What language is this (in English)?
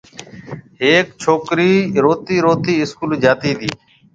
Marwari (Pakistan)